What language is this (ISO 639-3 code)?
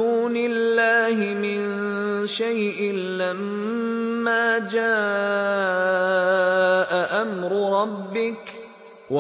ara